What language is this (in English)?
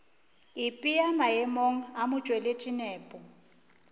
Northern Sotho